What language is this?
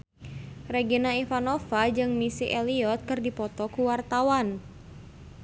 Sundanese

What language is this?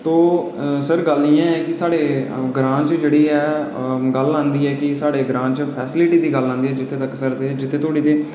Dogri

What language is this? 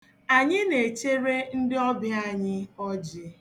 Igbo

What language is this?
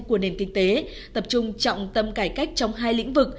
Vietnamese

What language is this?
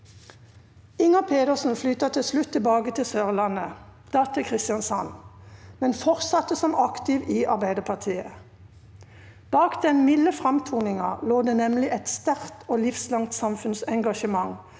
Norwegian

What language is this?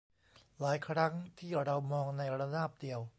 Thai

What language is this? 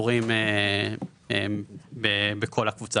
Hebrew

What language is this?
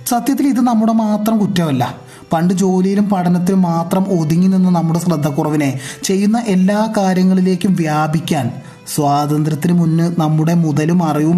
Malayalam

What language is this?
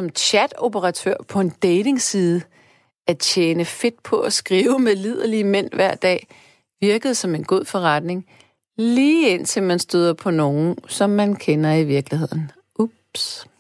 Danish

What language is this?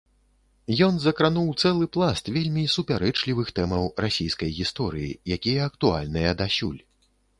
Belarusian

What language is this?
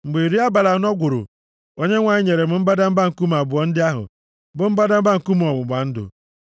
Igbo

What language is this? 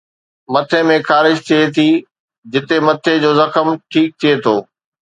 Sindhi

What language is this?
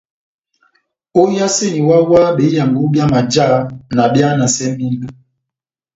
Batanga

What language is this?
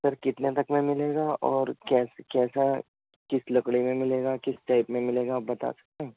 Urdu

